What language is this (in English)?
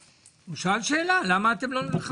Hebrew